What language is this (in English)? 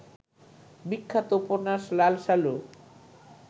Bangla